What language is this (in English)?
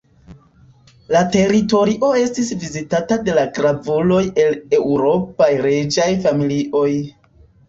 Esperanto